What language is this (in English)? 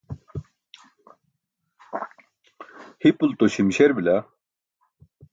Burushaski